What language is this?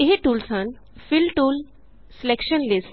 Punjabi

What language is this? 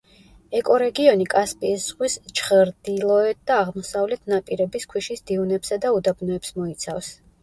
Georgian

